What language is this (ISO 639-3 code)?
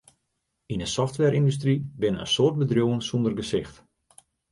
fry